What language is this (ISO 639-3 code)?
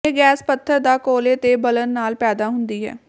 pan